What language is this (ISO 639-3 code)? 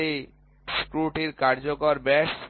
ben